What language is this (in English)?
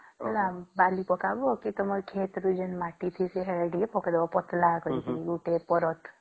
Odia